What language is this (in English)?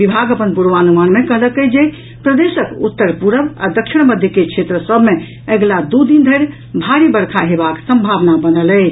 Maithili